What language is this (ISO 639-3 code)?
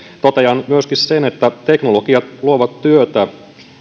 fin